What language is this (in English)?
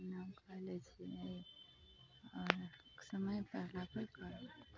Maithili